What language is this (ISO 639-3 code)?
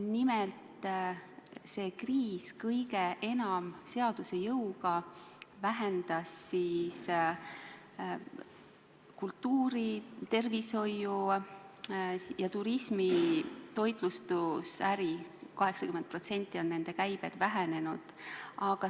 est